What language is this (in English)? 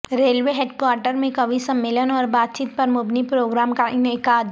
Urdu